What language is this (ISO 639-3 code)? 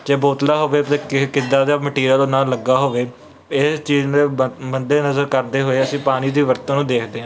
pan